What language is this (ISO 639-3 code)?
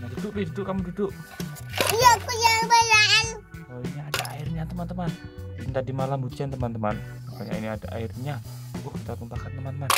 ind